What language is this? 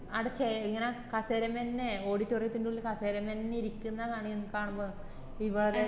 Malayalam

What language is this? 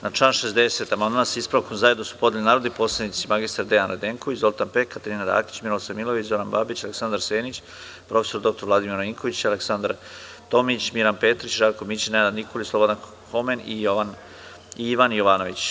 Serbian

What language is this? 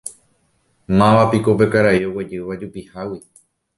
Guarani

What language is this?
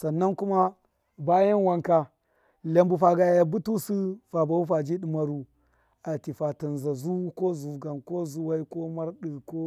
Miya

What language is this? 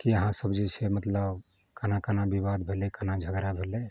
Maithili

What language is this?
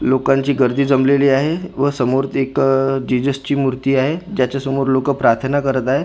Marathi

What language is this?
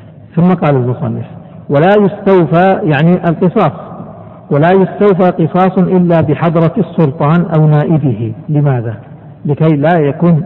Arabic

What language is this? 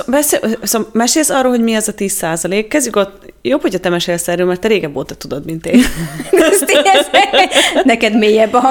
Hungarian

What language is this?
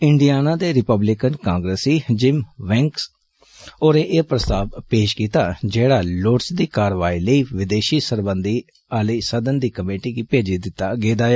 Dogri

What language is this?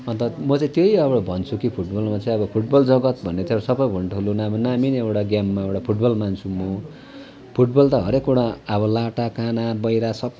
Nepali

